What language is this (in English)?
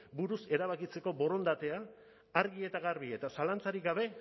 Basque